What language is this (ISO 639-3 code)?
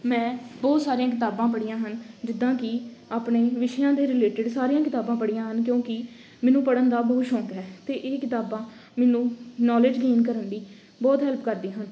pan